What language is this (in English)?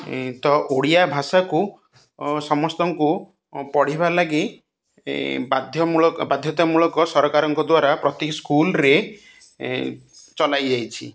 Odia